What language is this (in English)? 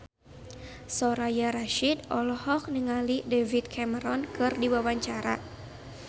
Sundanese